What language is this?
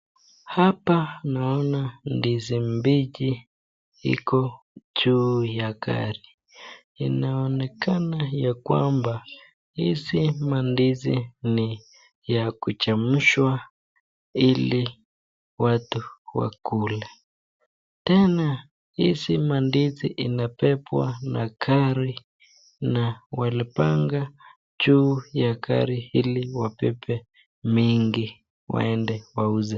Swahili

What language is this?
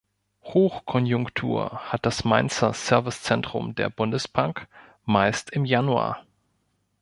German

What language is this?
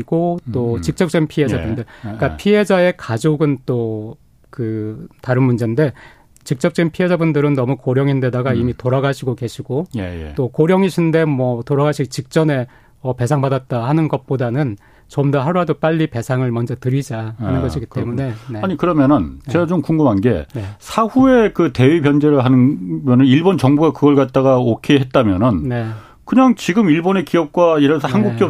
Korean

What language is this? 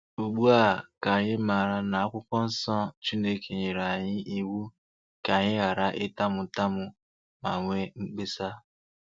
Igbo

